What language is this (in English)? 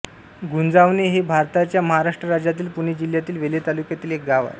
Marathi